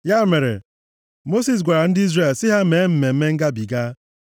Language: Igbo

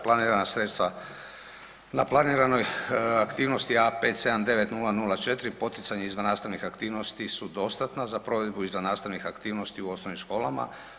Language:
Croatian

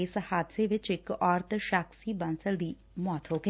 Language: Punjabi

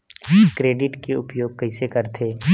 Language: Chhattisgarhi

